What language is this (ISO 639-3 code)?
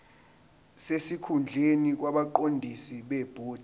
zul